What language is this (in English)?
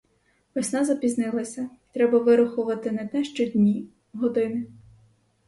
Ukrainian